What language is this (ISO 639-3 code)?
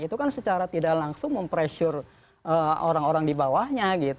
ind